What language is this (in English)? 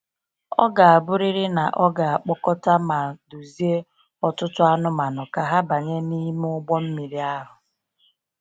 Igbo